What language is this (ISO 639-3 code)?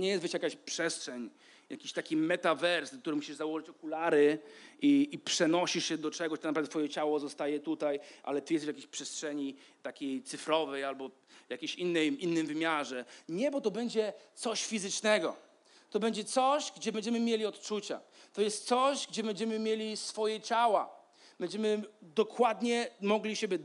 pol